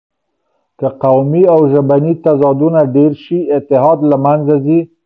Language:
Pashto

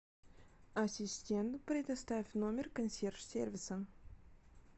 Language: Russian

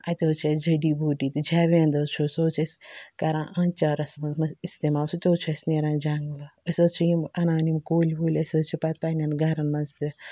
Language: Kashmiri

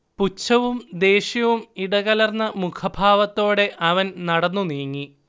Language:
Malayalam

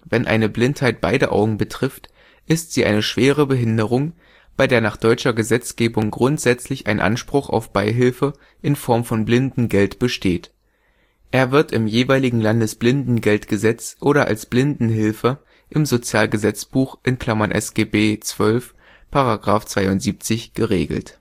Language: German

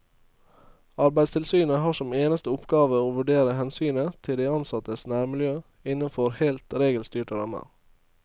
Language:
Norwegian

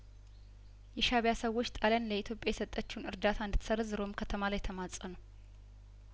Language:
Amharic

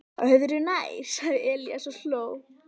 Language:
Icelandic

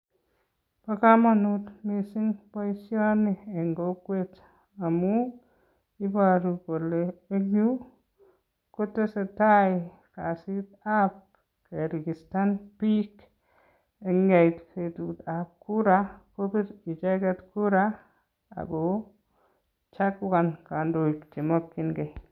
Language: Kalenjin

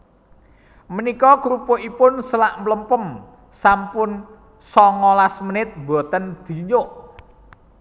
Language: Javanese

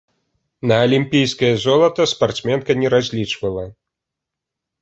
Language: Belarusian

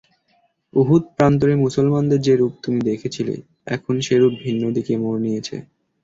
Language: Bangla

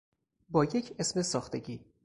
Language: Persian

